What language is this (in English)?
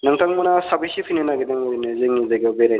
Bodo